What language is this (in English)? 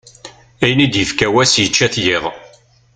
Kabyle